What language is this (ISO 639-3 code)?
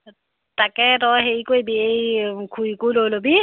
asm